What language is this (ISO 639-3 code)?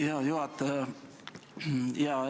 est